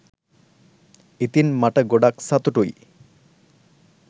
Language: Sinhala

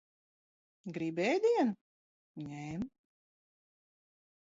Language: Latvian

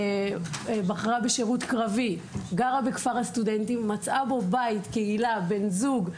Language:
Hebrew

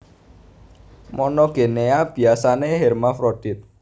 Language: Javanese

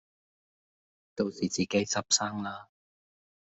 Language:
Cantonese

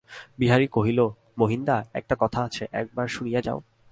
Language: Bangla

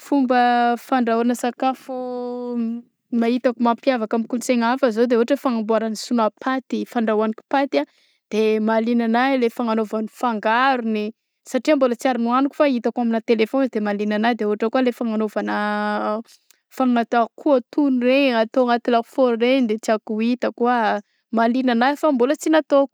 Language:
Southern Betsimisaraka Malagasy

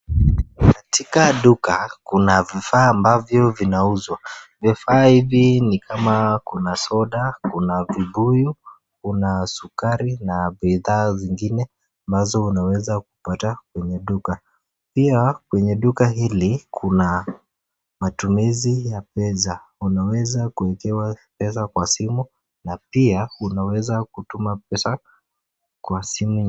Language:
Swahili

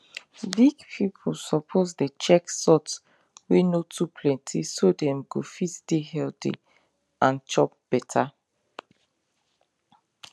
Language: Nigerian Pidgin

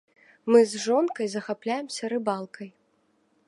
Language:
Belarusian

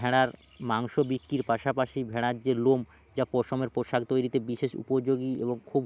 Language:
Bangla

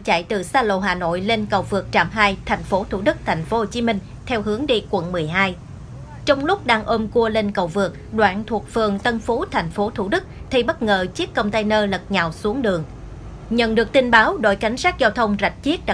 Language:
Vietnamese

